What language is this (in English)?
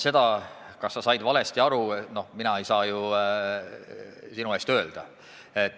Estonian